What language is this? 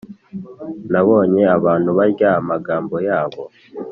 Kinyarwanda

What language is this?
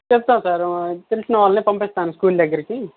Telugu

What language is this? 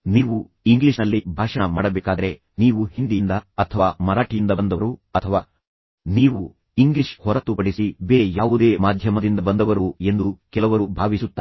Kannada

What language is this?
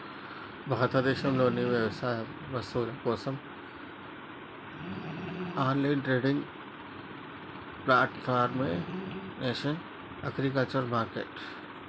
Telugu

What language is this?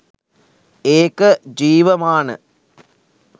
Sinhala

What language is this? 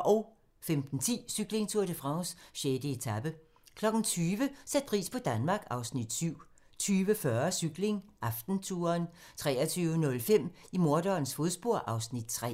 Danish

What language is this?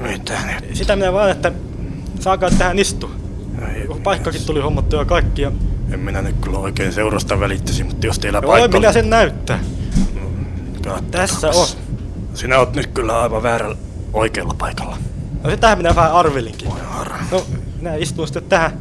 Finnish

